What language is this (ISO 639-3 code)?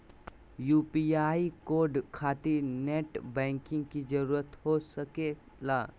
mag